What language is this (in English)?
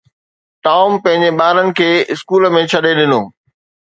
Sindhi